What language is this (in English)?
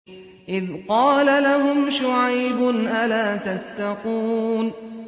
Arabic